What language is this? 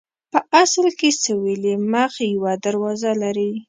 Pashto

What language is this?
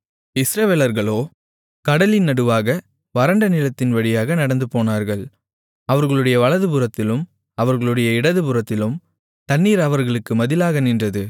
Tamil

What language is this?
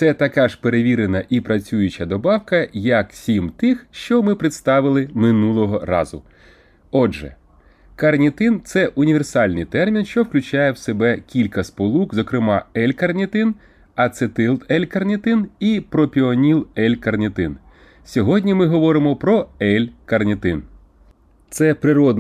Ukrainian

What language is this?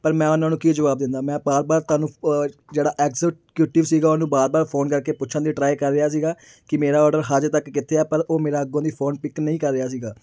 Punjabi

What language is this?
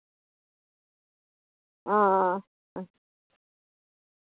Dogri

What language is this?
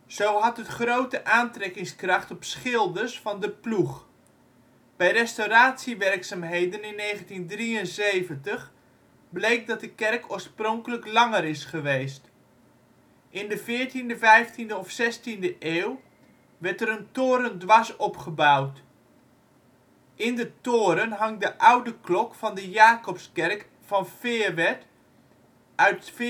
Dutch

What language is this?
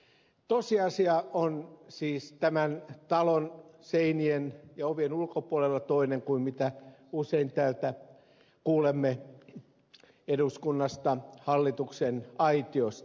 Finnish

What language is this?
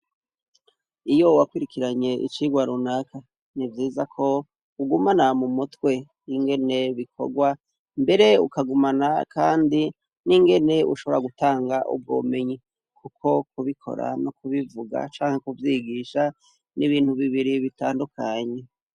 Rundi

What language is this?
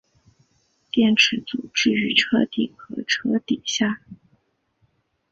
Chinese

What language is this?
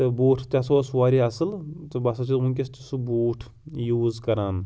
Kashmiri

